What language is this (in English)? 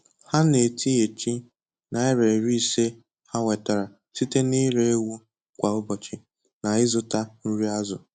Igbo